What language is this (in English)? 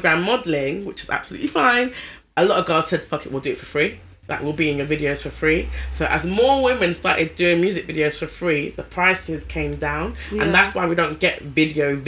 English